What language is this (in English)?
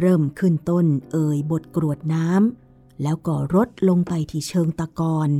Thai